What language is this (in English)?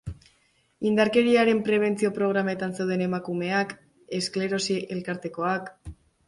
Basque